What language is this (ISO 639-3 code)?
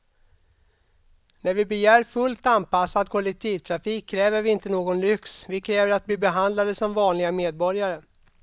swe